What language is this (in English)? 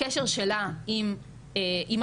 Hebrew